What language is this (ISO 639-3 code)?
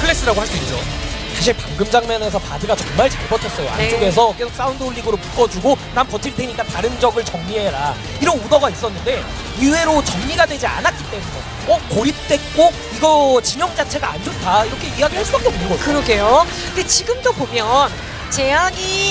kor